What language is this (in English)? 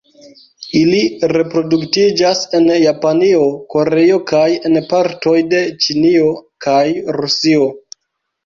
Esperanto